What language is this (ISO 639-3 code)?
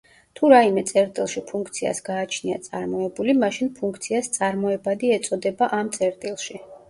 kat